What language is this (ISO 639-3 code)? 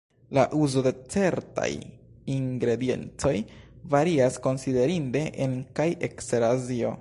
epo